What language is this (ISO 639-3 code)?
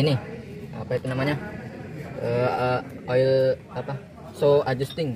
ind